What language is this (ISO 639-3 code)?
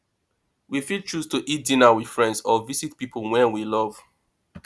pcm